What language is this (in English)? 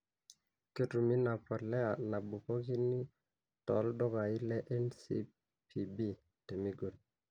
Masai